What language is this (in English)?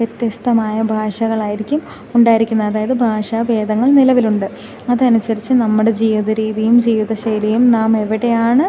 Malayalam